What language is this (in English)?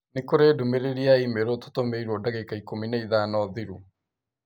Kikuyu